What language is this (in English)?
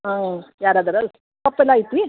Kannada